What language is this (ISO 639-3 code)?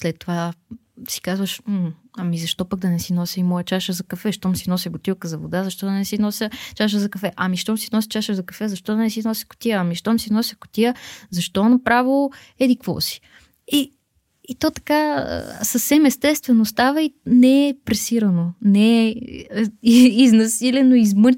bul